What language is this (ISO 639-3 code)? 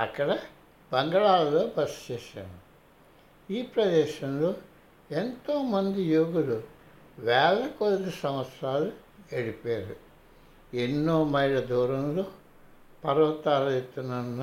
tel